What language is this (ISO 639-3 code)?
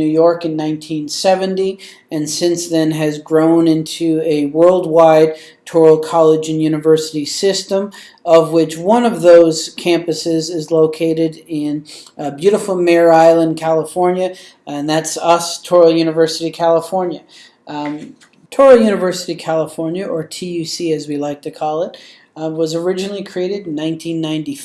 eng